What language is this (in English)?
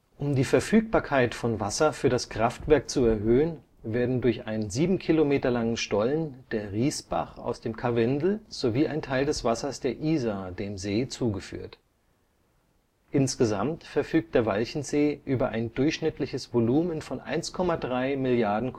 German